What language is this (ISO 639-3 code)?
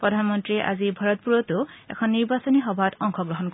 asm